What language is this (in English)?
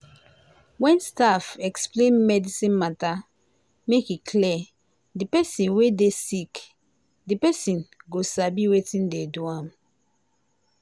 Nigerian Pidgin